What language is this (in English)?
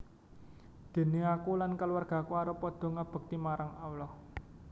Javanese